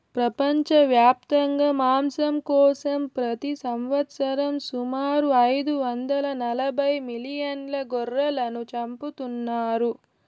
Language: Telugu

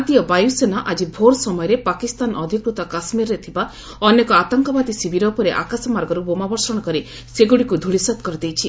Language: Odia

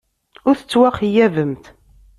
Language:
Kabyle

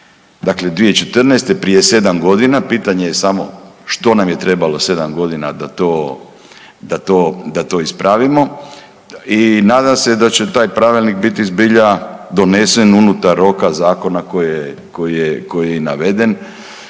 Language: Croatian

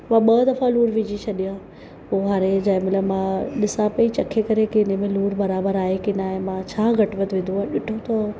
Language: Sindhi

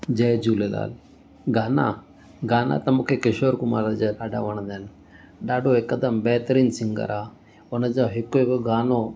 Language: Sindhi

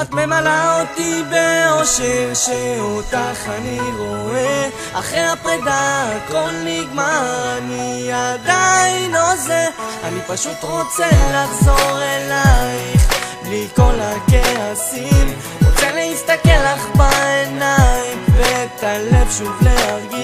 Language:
Hebrew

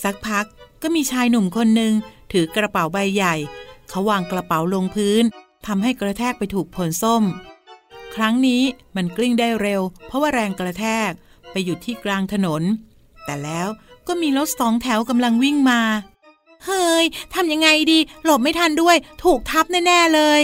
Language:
Thai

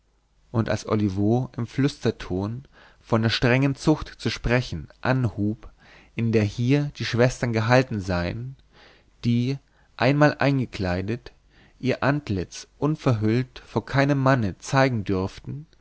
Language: German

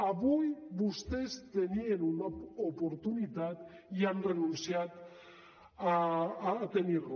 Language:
Catalan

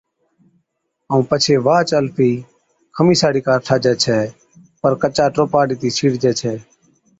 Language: Od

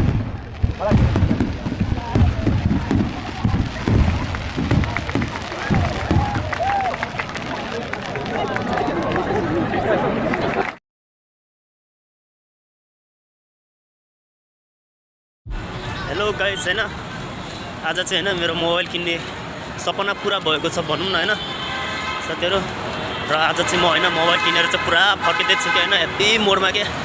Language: Nepali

